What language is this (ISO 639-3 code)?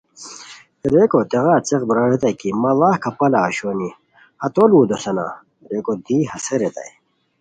khw